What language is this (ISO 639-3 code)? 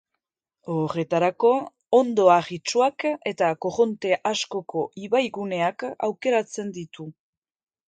eus